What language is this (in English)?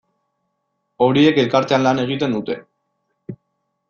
Basque